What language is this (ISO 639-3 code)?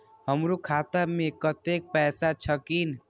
mai